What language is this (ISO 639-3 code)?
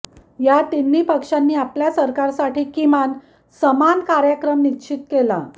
mar